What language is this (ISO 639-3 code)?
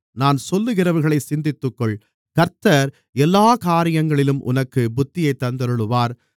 tam